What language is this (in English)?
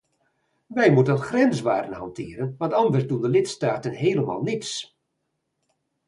Dutch